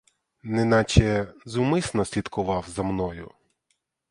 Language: Ukrainian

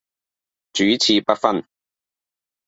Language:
Cantonese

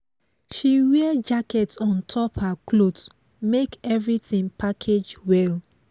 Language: Nigerian Pidgin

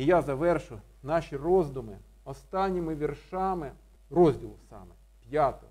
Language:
Ukrainian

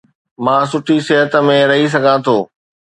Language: Sindhi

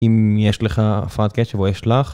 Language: Hebrew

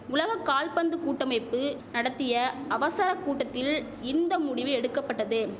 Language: Tamil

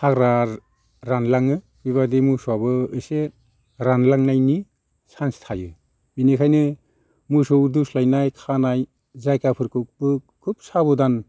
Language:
Bodo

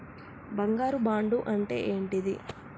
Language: Telugu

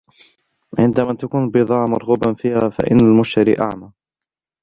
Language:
Arabic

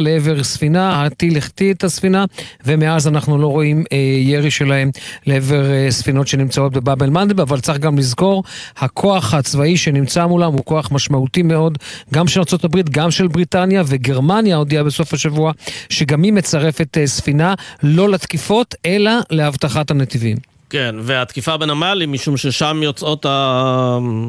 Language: Hebrew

